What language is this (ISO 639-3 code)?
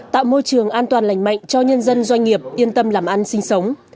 vie